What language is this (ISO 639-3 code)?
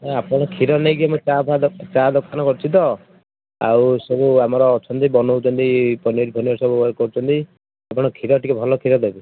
ori